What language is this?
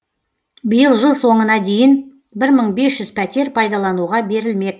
Kazakh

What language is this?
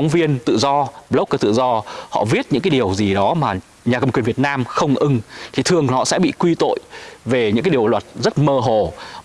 Vietnamese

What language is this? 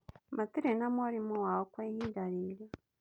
Kikuyu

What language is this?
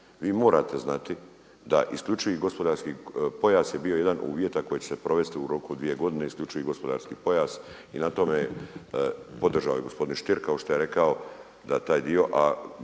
Croatian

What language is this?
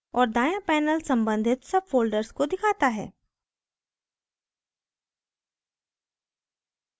Hindi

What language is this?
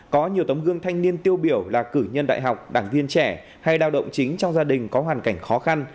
Vietnamese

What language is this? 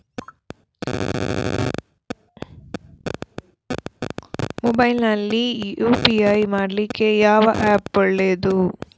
Kannada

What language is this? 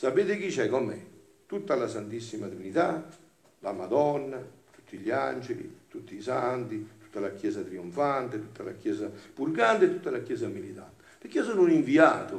Italian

